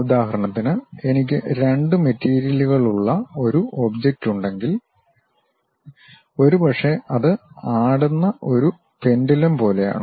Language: Malayalam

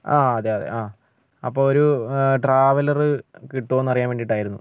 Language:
Malayalam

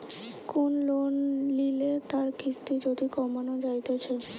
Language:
Bangla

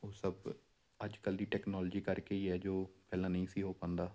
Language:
Punjabi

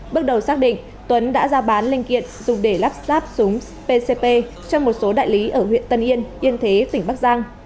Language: Vietnamese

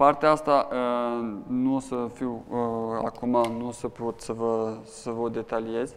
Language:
Romanian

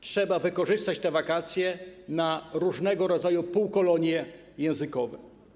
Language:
Polish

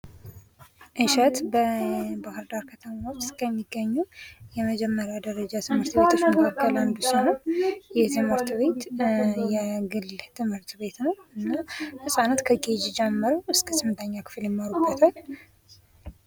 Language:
Amharic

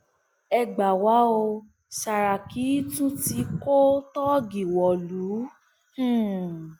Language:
Yoruba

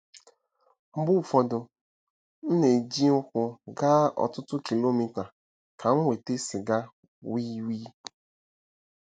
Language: Igbo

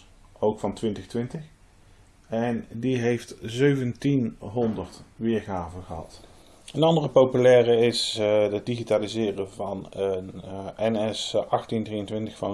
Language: Dutch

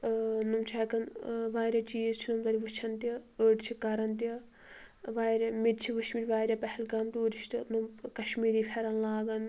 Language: Kashmiri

